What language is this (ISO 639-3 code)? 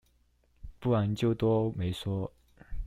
zho